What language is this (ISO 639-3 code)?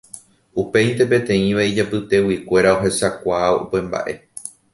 grn